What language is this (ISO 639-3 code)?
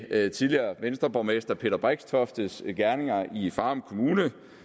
dan